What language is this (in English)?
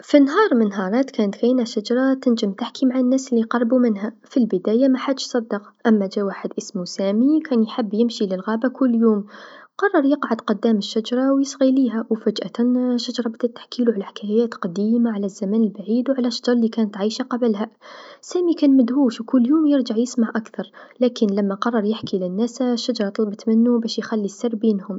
Tunisian Arabic